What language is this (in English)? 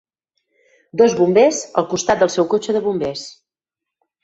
Catalan